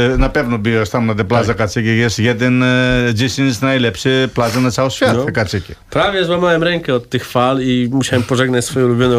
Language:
Polish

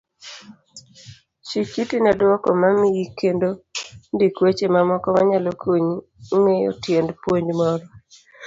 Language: Luo (Kenya and Tanzania)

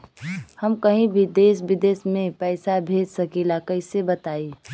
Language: Bhojpuri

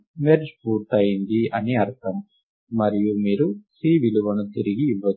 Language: Telugu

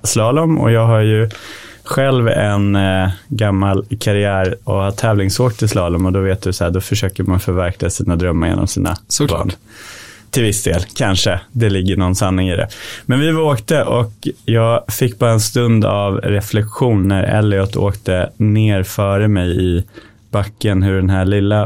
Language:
Swedish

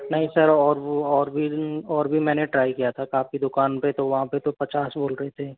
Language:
Hindi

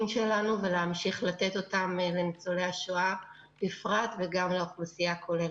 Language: Hebrew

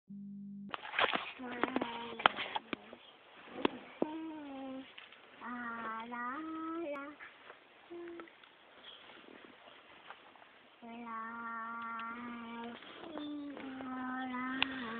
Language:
Turkish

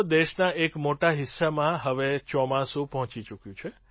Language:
Gujarati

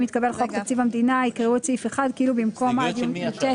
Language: Hebrew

